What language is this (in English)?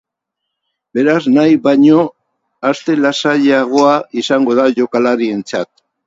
Basque